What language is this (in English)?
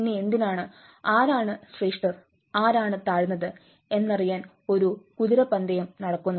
Malayalam